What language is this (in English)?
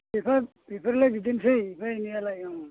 Bodo